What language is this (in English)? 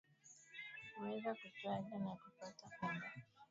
Swahili